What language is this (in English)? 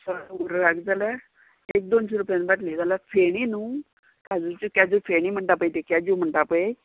Konkani